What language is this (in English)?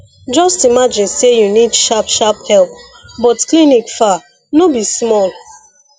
Nigerian Pidgin